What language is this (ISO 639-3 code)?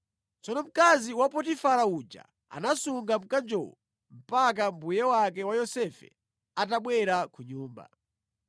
nya